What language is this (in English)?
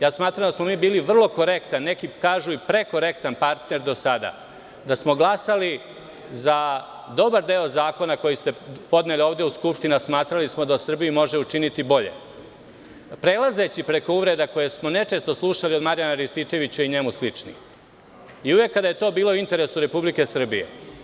Serbian